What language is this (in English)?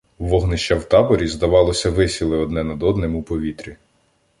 Ukrainian